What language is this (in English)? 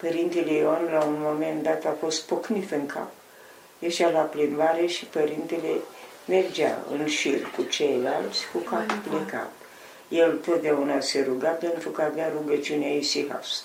Romanian